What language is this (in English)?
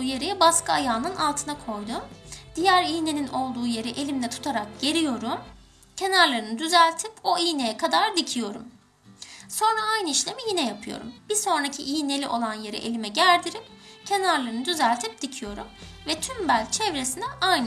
Turkish